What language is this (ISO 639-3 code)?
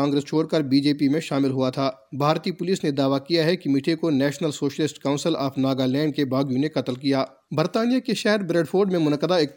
urd